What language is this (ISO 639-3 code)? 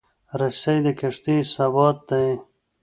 pus